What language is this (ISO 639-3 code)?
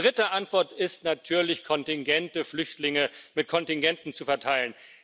deu